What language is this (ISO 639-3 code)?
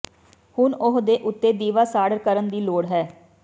pan